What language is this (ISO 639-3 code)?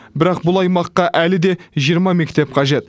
kaz